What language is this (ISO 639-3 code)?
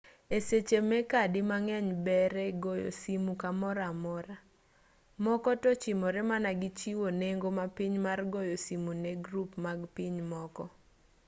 luo